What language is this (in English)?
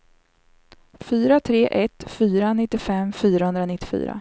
Swedish